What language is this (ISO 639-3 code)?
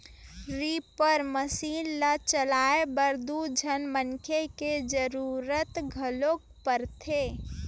hne